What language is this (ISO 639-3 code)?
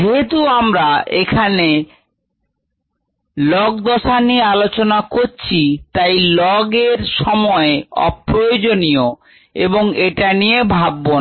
ben